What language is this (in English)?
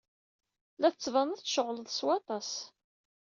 Kabyle